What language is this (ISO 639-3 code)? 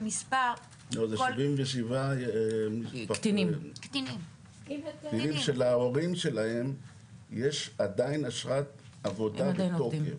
heb